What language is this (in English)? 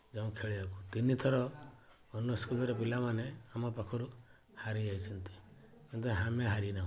Odia